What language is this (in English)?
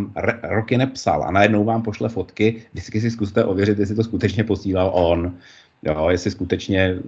Czech